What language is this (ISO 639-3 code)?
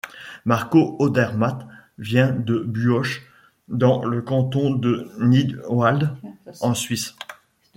fra